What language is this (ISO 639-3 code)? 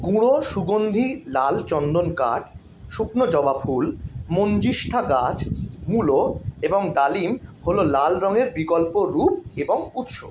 ben